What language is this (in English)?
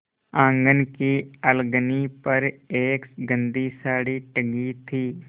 Hindi